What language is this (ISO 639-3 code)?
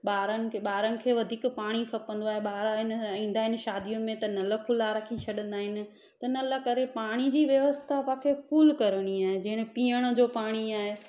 snd